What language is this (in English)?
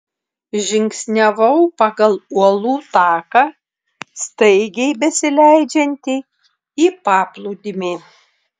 Lithuanian